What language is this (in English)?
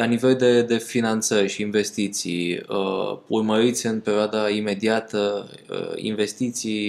Romanian